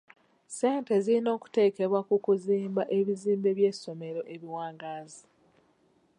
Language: Ganda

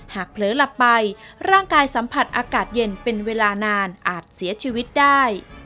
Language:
Thai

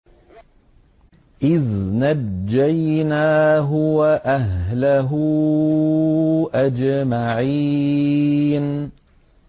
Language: Arabic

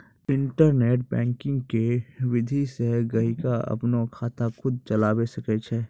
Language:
Maithili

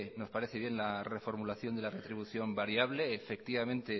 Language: Spanish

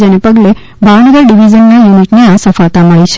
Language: Gujarati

